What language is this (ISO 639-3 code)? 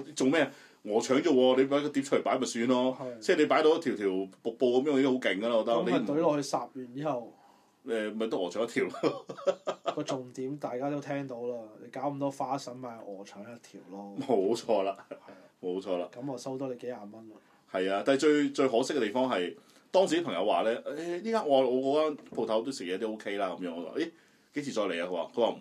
zho